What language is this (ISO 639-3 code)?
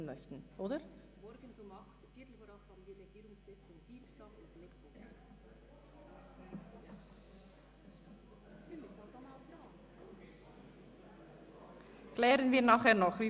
gsw